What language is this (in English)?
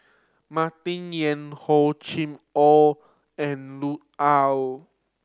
English